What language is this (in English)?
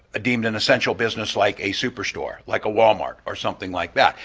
English